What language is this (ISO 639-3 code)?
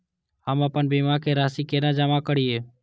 mai